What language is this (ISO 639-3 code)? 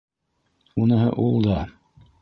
bak